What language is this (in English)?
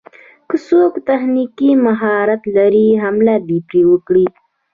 Pashto